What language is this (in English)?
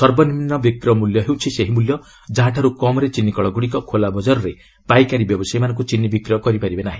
Odia